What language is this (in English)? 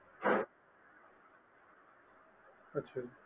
Punjabi